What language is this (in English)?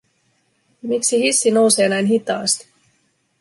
Finnish